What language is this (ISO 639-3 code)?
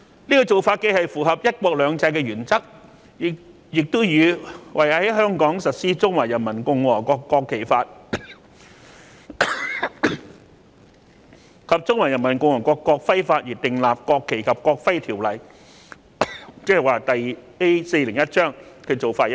yue